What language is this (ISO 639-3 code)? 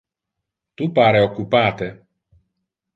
ina